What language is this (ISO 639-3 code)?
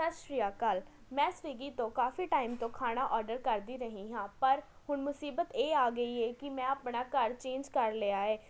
pan